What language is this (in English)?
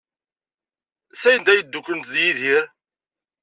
Kabyle